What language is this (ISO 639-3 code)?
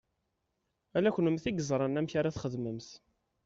kab